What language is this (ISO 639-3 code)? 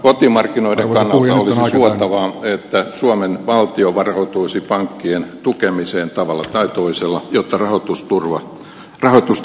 fin